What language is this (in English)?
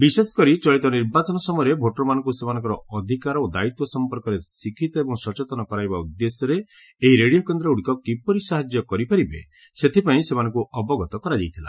Odia